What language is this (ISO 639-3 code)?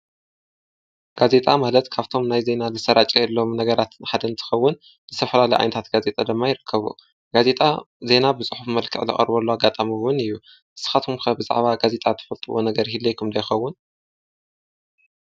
tir